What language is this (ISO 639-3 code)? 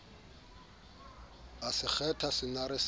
sot